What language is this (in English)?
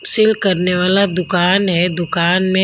Hindi